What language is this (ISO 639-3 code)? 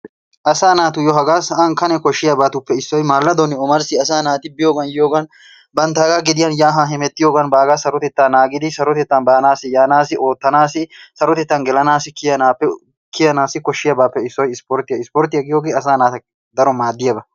wal